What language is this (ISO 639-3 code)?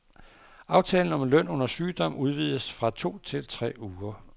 dan